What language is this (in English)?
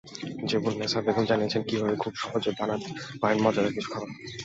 Bangla